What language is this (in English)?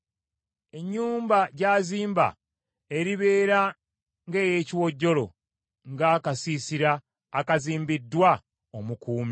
Ganda